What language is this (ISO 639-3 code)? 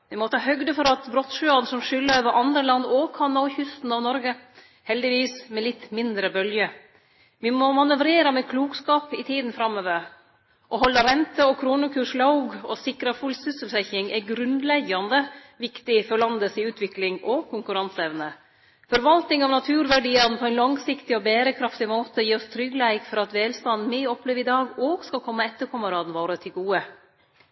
nno